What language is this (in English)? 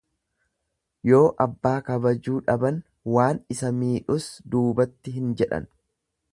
Oromo